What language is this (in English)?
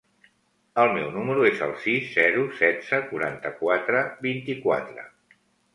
Catalan